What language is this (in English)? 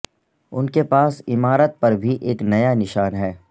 Urdu